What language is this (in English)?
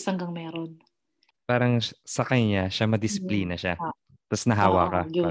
Filipino